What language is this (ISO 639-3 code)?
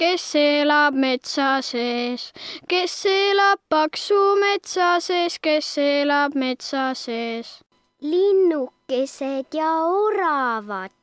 nld